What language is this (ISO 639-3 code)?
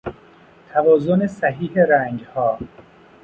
fas